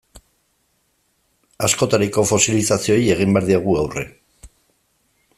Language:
Basque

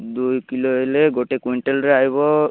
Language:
Odia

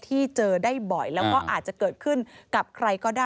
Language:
Thai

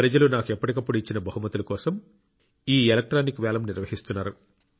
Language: Telugu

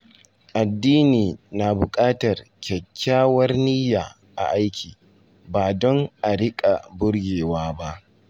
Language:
Hausa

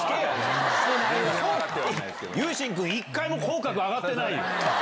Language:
Japanese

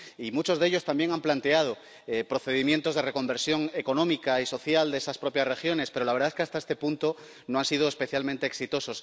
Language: Spanish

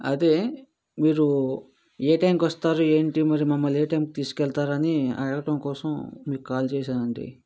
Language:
Telugu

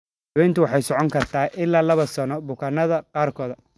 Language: Somali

